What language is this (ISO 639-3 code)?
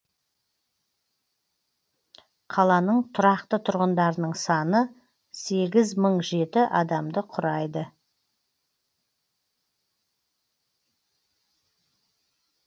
kaz